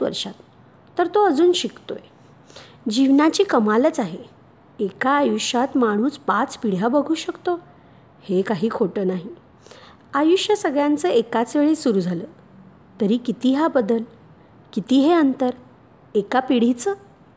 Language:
Marathi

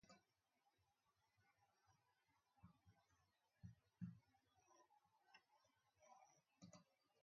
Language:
Latvian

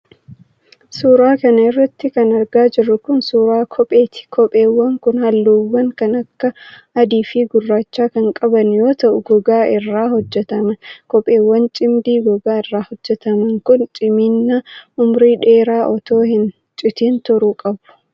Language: Oromo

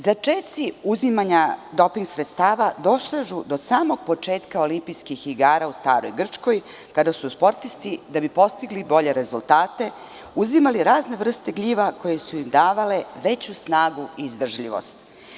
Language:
Serbian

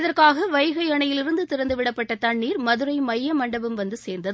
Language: Tamil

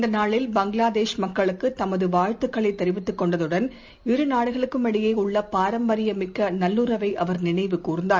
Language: Tamil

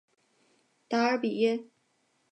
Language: Chinese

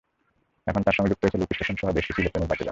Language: Bangla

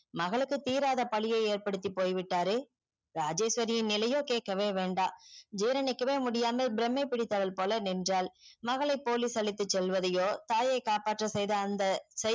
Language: Tamil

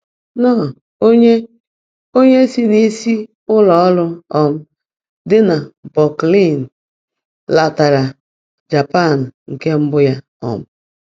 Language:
Igbo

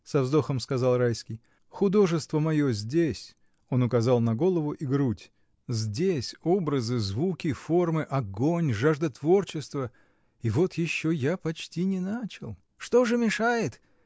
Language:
Russian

